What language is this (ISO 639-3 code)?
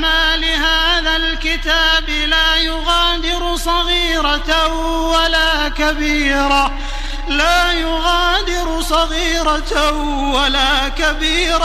ara